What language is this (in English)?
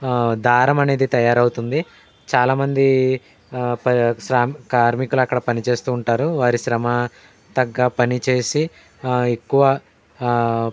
Telugu